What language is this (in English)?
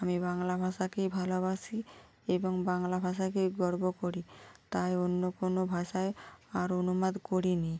Bangla